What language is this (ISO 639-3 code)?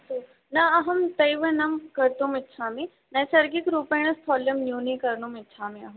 san